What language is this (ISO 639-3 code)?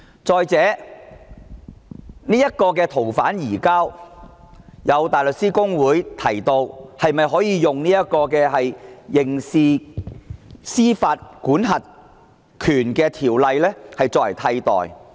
yue